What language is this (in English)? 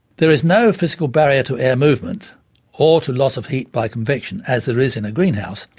English